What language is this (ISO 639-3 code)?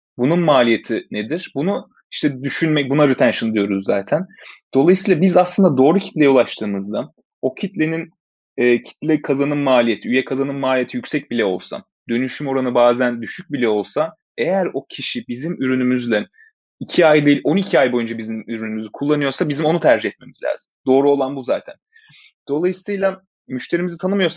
tur